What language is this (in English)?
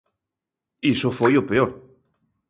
Galician